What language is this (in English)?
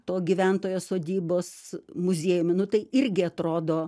Lithuanian